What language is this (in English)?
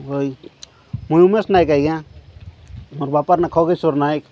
Odia